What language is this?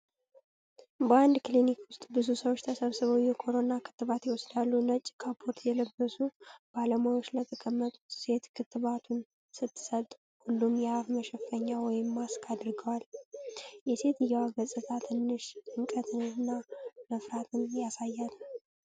Amharic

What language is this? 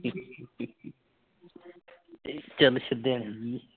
Punjabi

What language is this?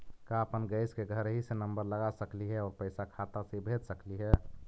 Magahi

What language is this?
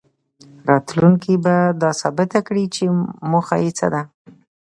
Pashto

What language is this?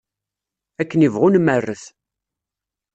Kabyle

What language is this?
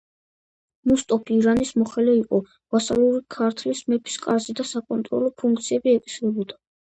Georgian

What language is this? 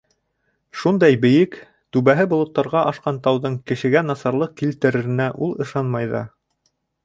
Bashkir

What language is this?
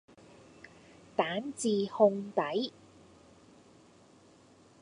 Cantonese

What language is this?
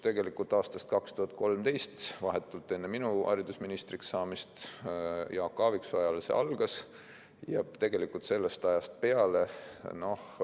Estonian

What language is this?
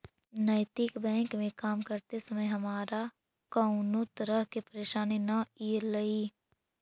Magahi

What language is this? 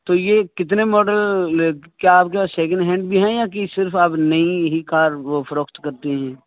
Urdu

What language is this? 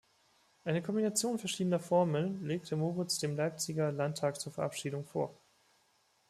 German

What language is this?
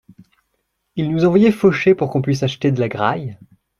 French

